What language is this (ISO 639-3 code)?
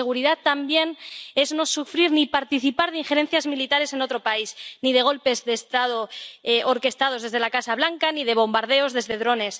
spa